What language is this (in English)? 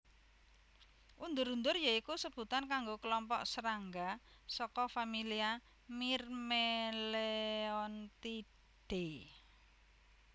Javanese